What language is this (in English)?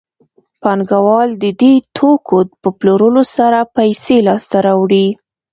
Pashto